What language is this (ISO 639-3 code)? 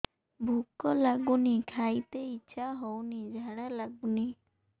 ori